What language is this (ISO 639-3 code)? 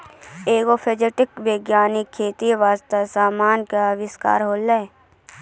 mai